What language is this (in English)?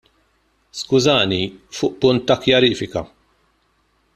Maltese